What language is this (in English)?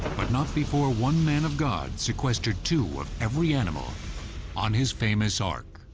English